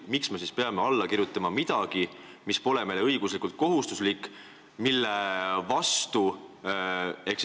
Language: Estonian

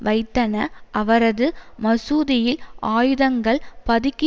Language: Tamil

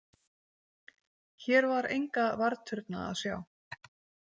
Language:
Icelandic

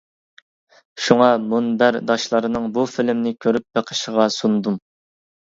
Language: Uyghur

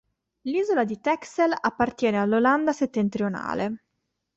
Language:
Italian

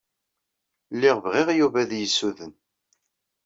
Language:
Kabyle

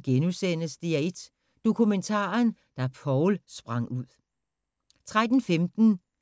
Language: Danish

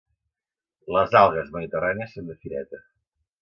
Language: Catalan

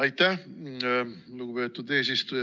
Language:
Estonian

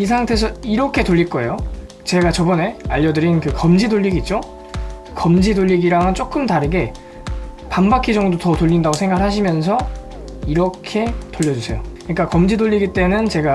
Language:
Korean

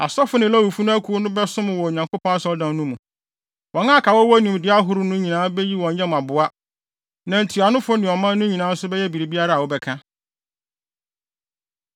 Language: Akan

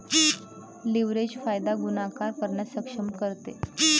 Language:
Marathi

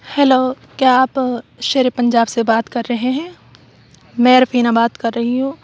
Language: Urdu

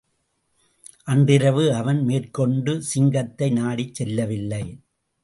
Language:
Tamil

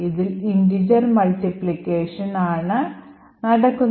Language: Malayalam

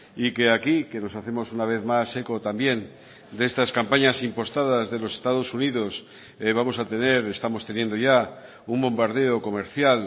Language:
Spanish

